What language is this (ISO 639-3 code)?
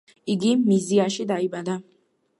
kat